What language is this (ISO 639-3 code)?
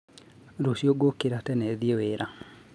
kik